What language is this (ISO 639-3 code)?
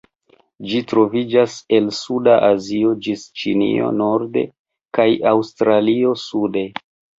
epo